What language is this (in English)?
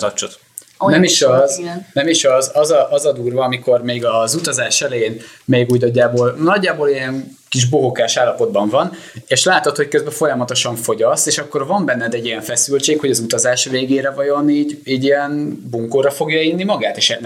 Hungarian